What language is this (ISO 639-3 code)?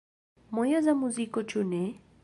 epo